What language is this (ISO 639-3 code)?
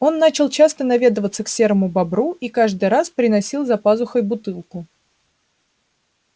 rus